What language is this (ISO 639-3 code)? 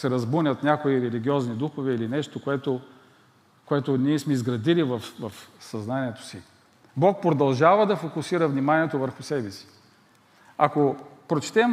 bul